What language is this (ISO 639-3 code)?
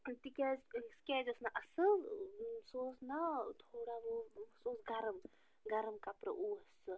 kas